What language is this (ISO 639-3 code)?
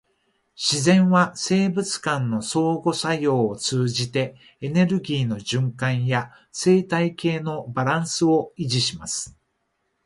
jpn